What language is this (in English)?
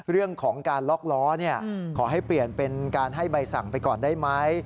Thai